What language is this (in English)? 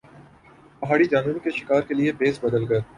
Urdu